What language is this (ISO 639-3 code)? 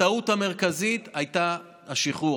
heb